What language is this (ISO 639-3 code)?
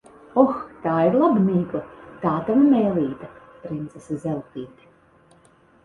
lav